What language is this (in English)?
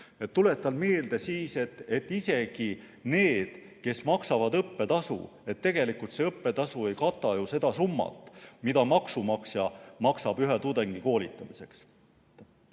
Estonian